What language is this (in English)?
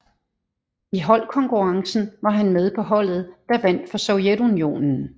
Danish